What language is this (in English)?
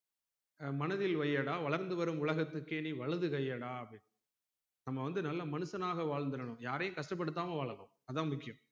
Tamil